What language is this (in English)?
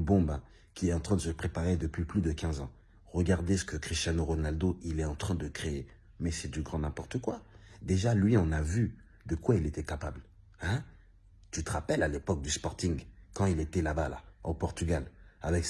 French